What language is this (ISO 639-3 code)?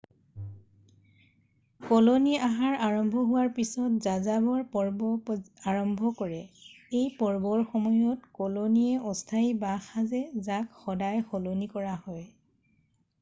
asm